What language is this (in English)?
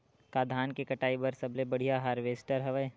Chhattisgarhi